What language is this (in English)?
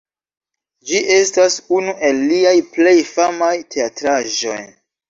Esperanto